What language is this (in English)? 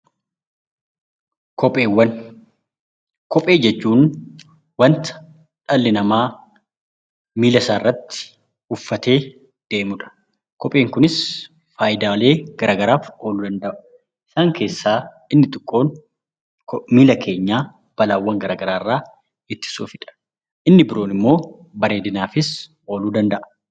Oromo